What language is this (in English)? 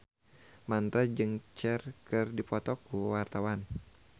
Sundanese